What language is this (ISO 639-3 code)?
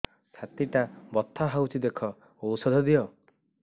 ori